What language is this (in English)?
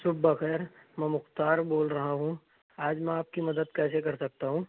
Urdu